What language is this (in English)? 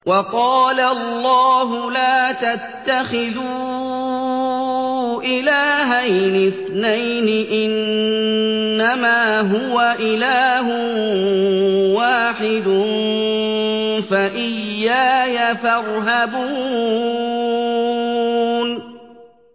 Arabic